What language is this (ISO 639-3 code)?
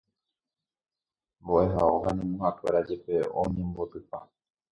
grn